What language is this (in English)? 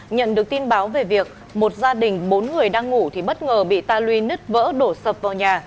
Vietnamese